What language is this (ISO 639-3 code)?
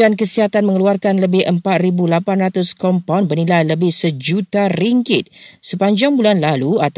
msa